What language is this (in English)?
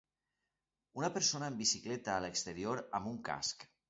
Catalan